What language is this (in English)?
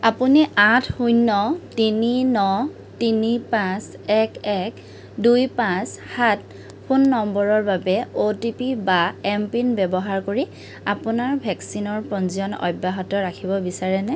Assamese